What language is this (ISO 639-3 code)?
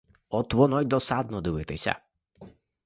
ukr